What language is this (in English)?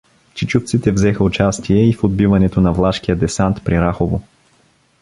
Bulgarian